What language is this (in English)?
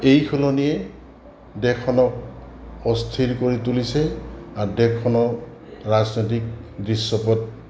Assamese